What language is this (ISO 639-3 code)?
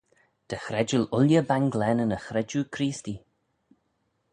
glv